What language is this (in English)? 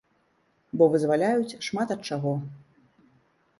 Belarusian